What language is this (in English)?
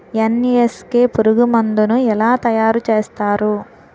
Telugu